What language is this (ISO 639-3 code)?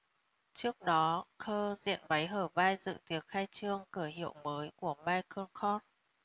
vie